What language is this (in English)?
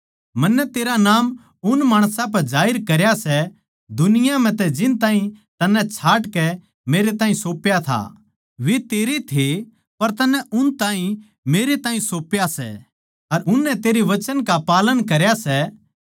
Haryanvi